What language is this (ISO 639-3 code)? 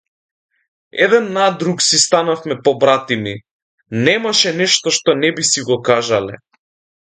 mkd